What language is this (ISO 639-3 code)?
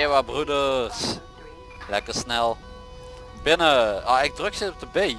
nld